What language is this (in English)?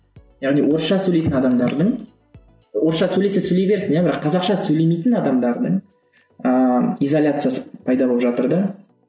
Kazakh